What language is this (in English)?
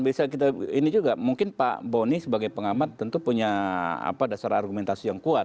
Indonesian